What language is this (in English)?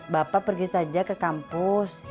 Indonesian